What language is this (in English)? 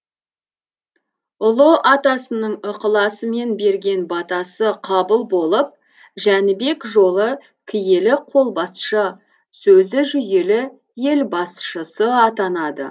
Kazakh